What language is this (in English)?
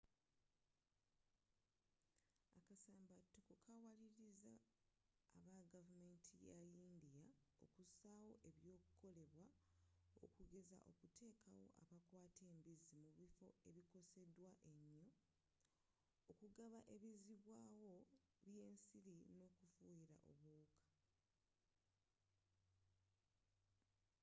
Ganda